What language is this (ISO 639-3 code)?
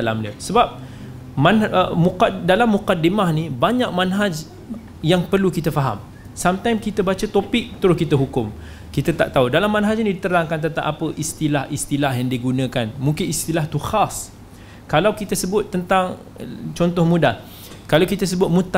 msa